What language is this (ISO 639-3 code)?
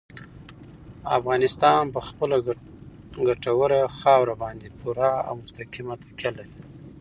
pus